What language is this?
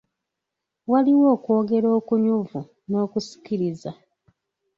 Ganda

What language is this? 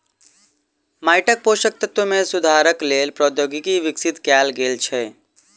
Maithili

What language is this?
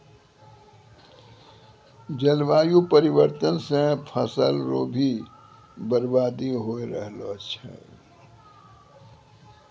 Maithili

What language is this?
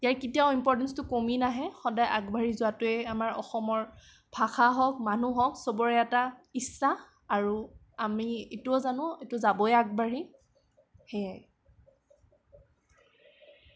Assamese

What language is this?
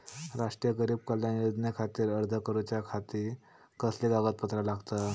Marathi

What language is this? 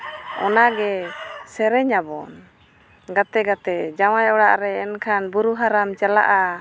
Santali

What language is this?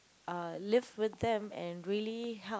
English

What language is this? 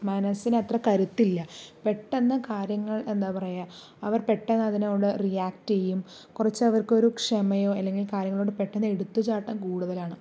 Malayalam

